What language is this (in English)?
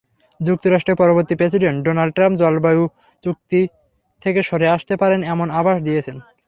Bangla